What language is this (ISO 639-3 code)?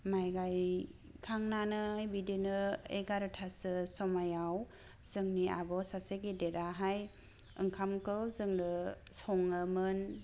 brx